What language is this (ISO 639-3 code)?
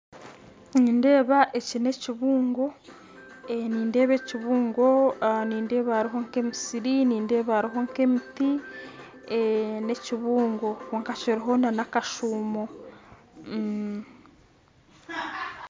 nyn